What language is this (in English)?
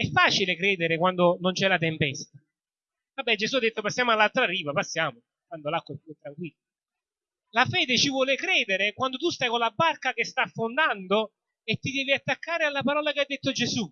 Italian